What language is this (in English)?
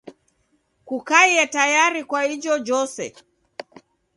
Taita